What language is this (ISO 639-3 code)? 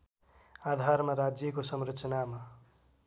nep